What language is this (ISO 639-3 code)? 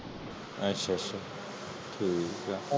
pan